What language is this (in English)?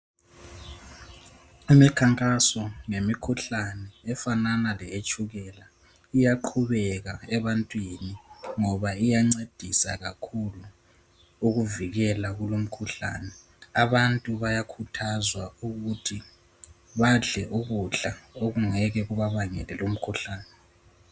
North Ndebele